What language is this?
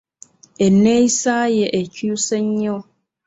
Ganda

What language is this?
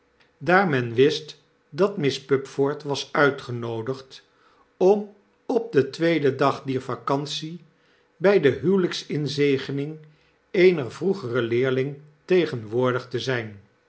Dutch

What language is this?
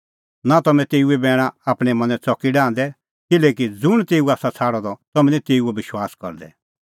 Kullu Pahari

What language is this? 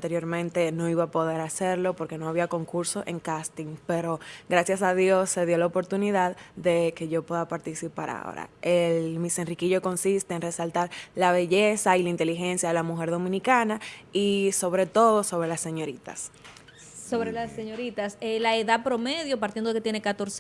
Spanish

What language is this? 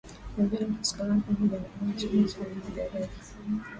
Swahili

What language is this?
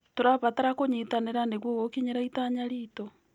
Kikuyu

